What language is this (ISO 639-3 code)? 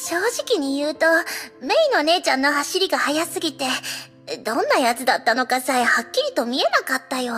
jpn